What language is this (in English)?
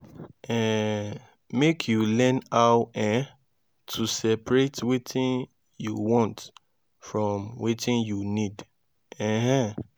Nigerian Pidgin